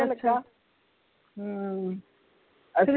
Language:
Punjabi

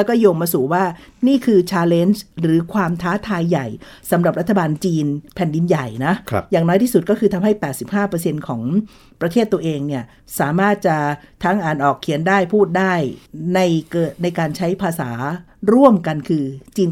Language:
Thai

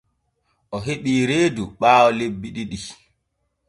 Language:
Borgu Fulfulde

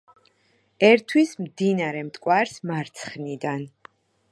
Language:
Georgian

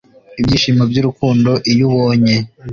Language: Kinyarwanda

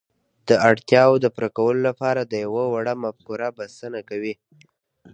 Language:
Pashto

